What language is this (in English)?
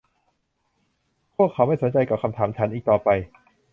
Thai